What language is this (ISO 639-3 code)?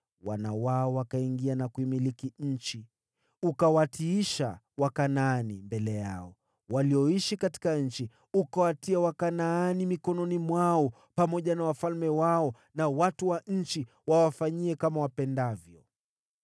swa